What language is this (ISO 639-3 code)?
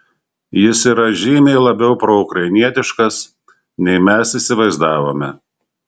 lit